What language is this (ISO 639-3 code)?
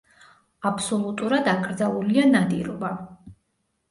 kat